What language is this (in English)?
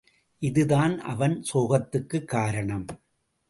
Tamil